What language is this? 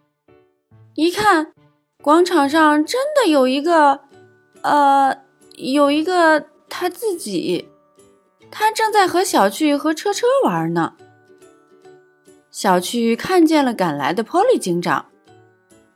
Chinese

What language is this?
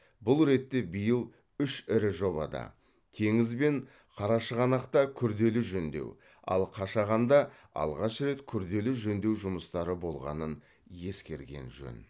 Kazakh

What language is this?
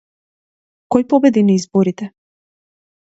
Macedonian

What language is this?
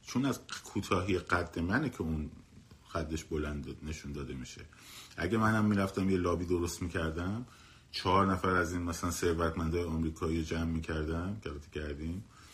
Persian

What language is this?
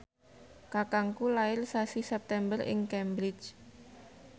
Javanese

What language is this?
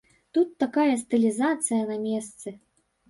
Belarusian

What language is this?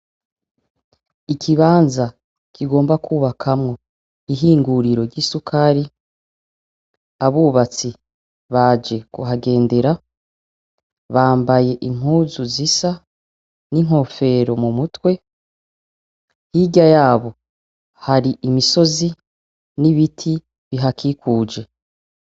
Rundi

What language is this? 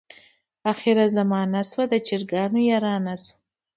Pashto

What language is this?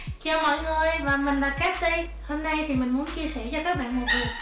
Vietnamese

